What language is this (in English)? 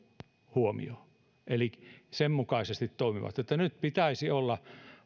Finnish